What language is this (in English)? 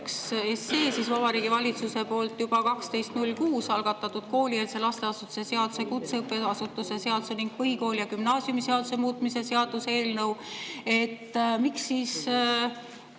Estonian